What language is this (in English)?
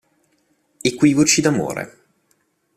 Italian